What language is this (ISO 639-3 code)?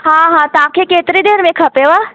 snd